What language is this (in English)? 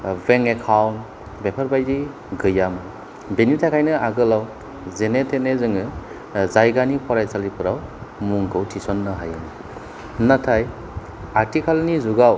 Bodo